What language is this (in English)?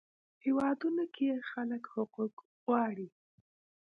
Pashto